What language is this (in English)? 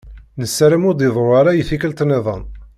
Kabyle